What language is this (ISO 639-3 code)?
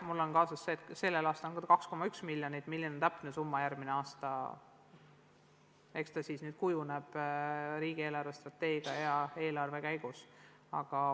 est